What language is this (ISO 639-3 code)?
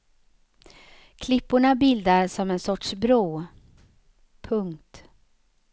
swe